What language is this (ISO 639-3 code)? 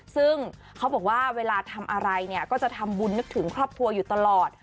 tha